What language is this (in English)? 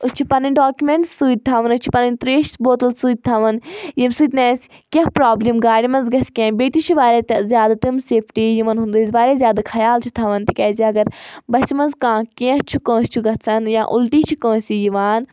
Kashmiri